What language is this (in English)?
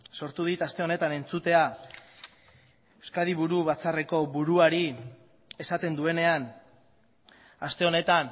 Basque